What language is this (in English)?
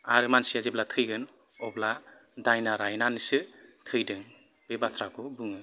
Bodo